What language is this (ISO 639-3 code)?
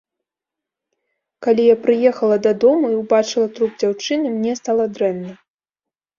bel